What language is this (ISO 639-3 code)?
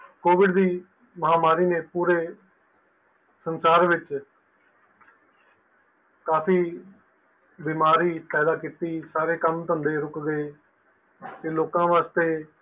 pan